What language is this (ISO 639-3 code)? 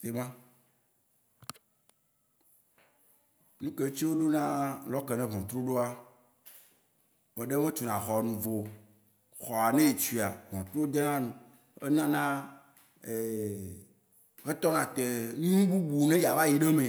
wci